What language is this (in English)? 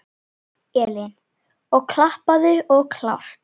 Icelandic